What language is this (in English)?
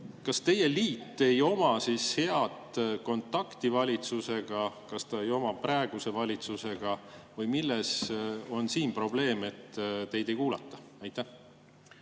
Estonian